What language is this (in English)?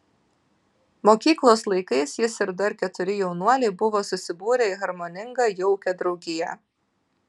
Lithuanian